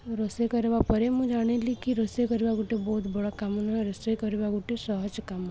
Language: Odia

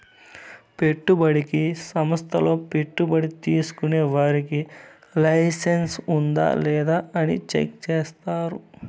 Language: Telugu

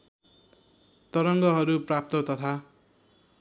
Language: Nepali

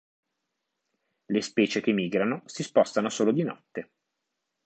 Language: Italian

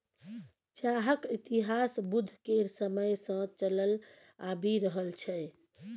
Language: Maithili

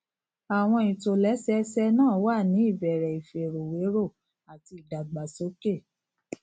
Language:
Yoruba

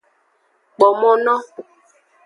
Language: Aja (Benin)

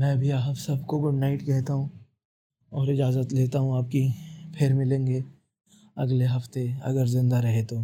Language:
Hindi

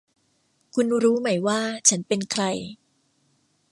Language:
Thai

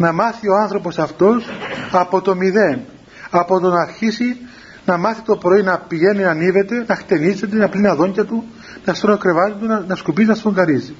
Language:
Greek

